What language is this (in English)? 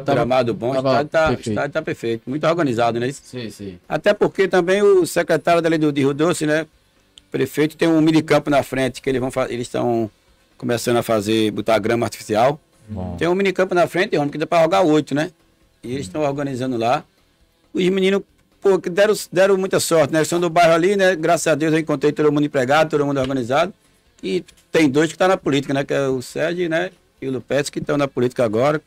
Portuguese